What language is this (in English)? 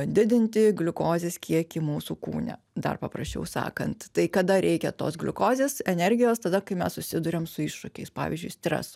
Lithuanian